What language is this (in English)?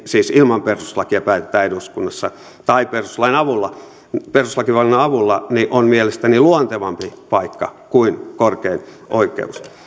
Finnish